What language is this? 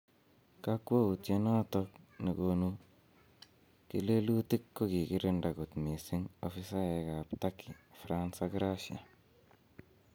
Kalenjin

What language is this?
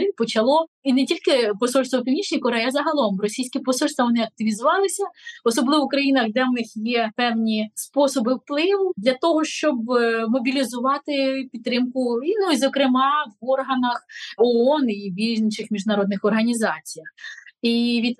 Ukrainian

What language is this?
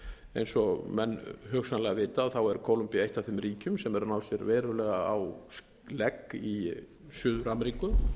Icelandic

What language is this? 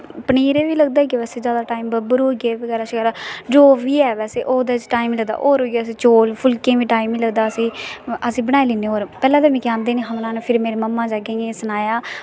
Dogri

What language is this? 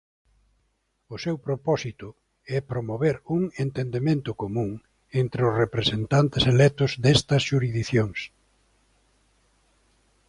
Galician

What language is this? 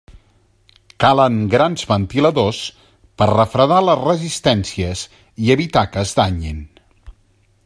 Catalan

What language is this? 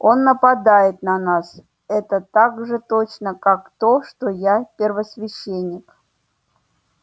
Russian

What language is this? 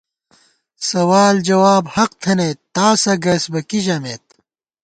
Gawar-Bati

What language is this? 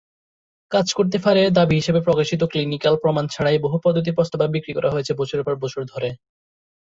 Bangla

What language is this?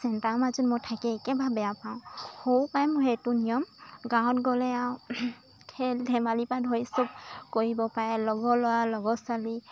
Assamese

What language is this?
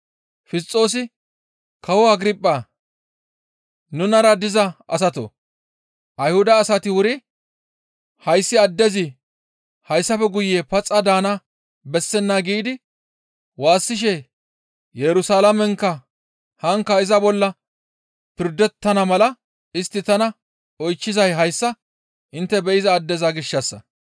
Gamo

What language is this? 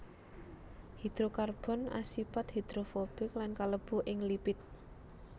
Javanese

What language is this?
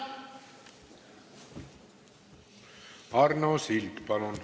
Estonian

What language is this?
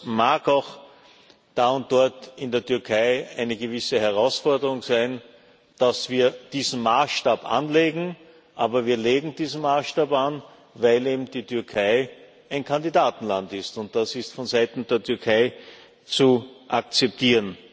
German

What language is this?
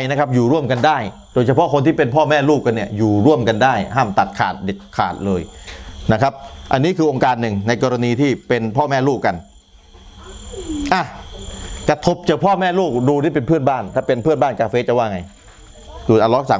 Thai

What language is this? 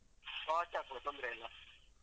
Kannada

